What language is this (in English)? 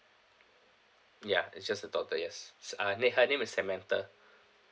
English